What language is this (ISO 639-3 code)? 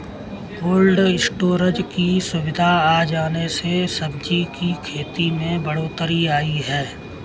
hin